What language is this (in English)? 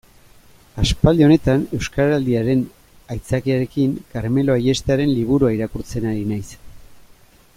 Basque